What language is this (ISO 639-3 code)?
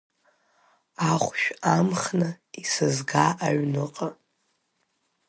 abk